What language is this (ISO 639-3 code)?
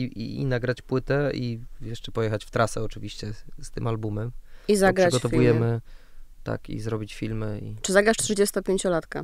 pol